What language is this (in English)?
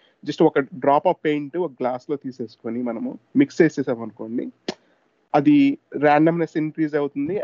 Telugu